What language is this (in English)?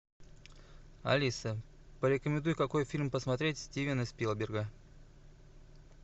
Russian